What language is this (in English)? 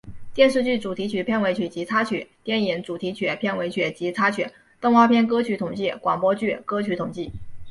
Chinese